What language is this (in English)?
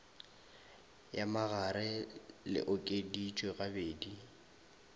Northern Sotho